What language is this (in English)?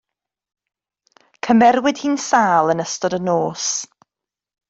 Welsh